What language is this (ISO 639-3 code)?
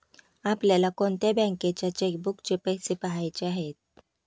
mar